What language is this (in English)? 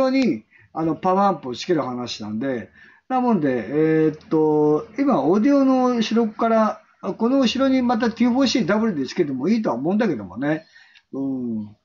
Japanese